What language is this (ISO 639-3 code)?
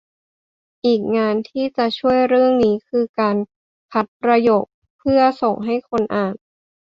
tha